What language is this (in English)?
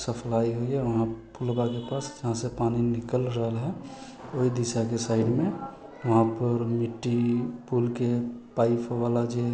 Maithili